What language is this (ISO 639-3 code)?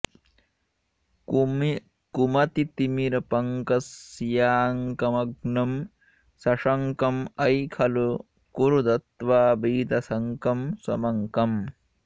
san